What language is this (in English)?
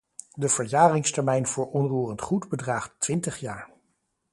Dutch